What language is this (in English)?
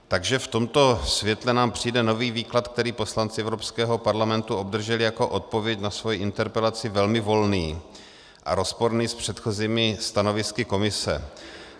Czech